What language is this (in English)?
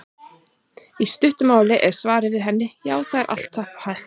Icelandic